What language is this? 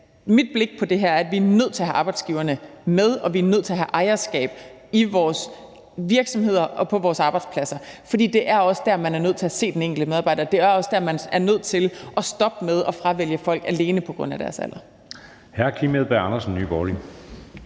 Danish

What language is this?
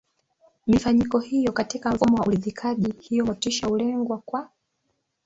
Swahili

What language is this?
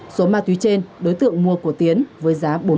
Vietnamese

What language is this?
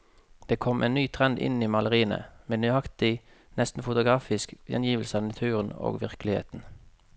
Norwegian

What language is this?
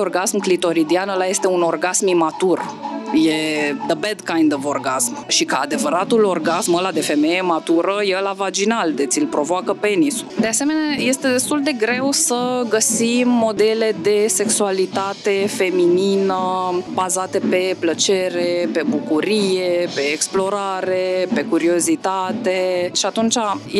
Romanian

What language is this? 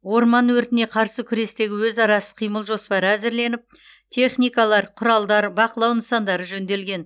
Kazakh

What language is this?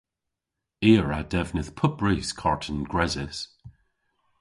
Cornish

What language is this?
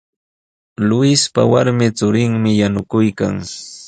Sihuas Ancash Quechua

